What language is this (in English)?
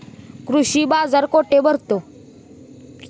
Marathi